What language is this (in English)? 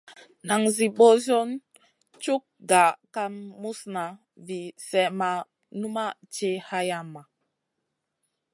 Masana